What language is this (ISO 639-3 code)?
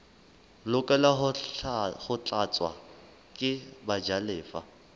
sot